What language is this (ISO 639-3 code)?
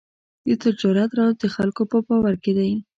pus